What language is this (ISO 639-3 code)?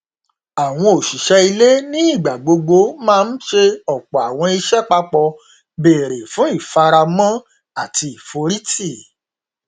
yor